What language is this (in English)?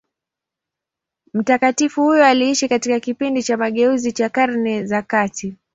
Swahili